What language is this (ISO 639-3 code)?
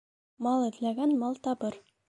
bak